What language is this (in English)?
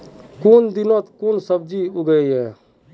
Magahi